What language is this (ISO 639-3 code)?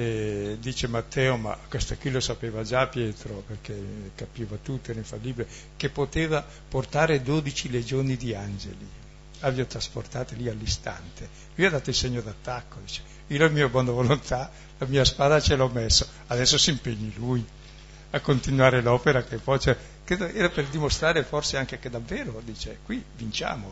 ita